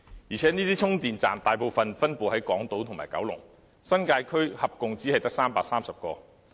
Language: Cantonese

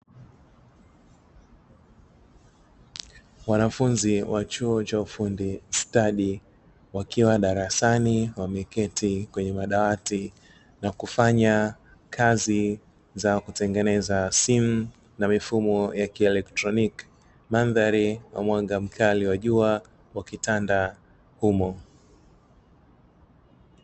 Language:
Swahili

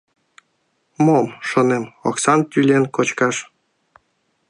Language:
Mari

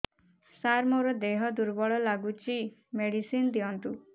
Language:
Odia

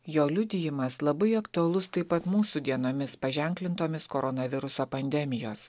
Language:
Lithuanian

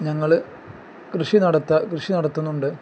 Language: Malayalam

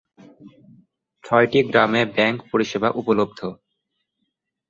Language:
Bangla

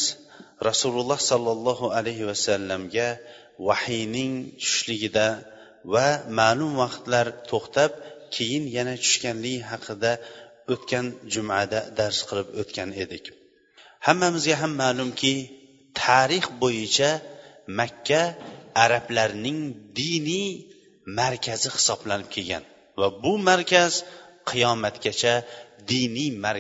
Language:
Bulgarian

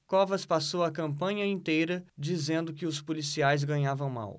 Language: Portuguese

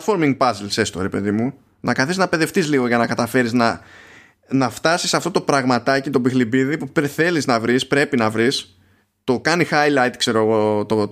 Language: Greek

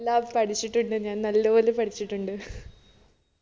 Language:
Malayalam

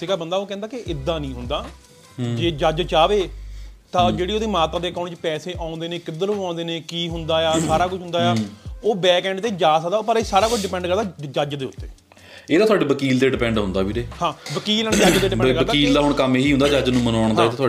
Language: Punjabi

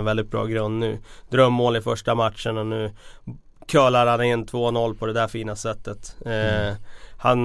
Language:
Swedish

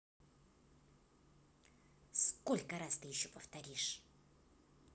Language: Russian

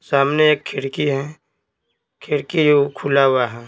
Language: Hindi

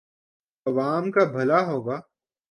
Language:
Urdu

